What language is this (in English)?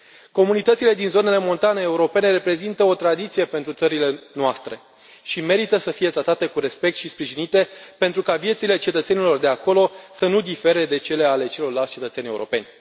Romanian